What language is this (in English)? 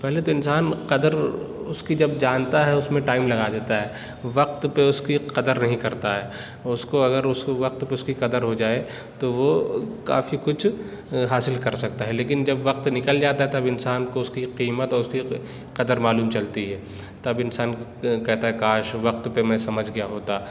Urdu